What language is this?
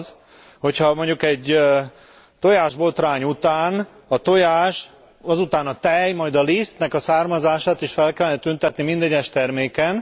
Hungarian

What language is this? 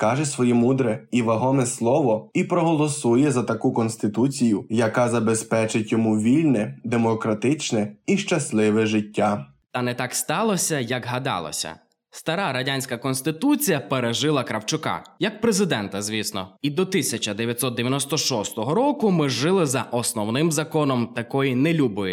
Ukrainian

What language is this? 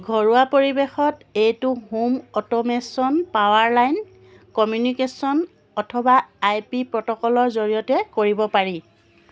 Assamese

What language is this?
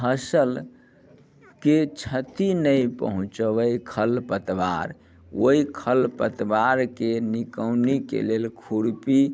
Maithili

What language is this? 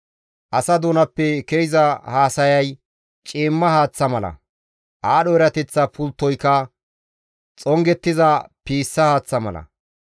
Gamo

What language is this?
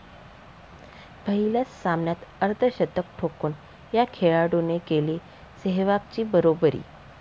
Marathi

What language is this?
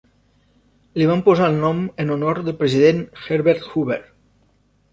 Catalan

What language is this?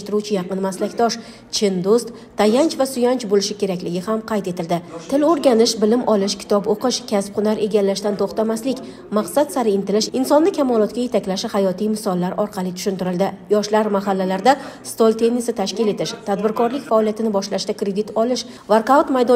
Turkish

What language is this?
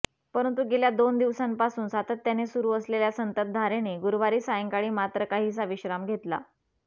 Marathi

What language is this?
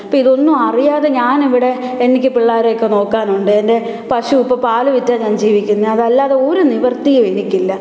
Malayalam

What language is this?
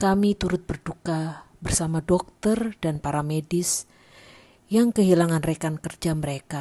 Indonesian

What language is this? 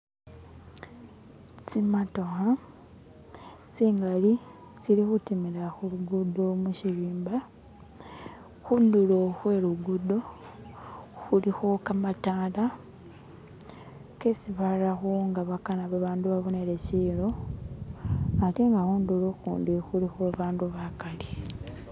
Masaaba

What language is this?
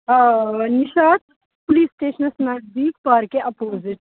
Kashmiri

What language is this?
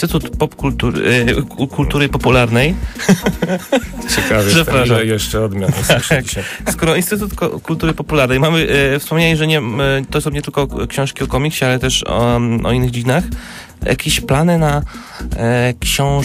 Polish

